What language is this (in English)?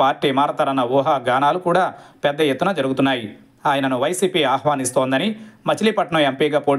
Telugu